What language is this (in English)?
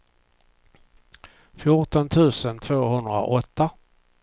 Swedish